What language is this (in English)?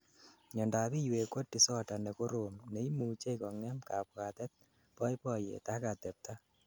Kalenjin